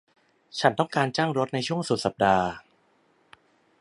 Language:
Thai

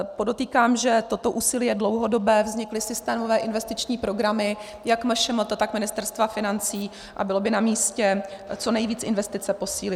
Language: Czech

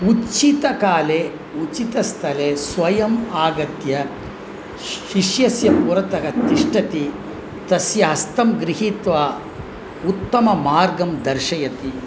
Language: Sanskrit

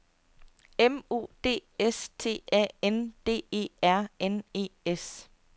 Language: Danish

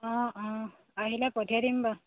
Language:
Assamese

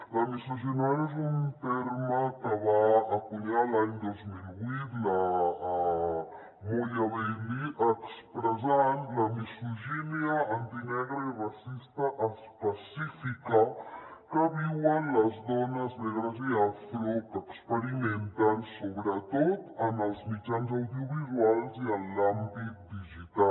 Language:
Catalan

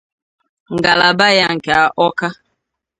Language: Igbo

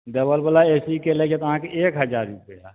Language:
Maithili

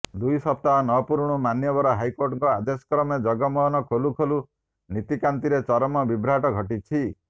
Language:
Odia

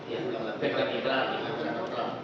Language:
Indonesian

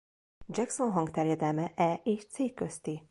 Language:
Hungarian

